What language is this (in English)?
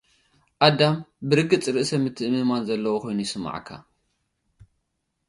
Tigrinya